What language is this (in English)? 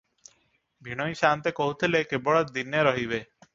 Odia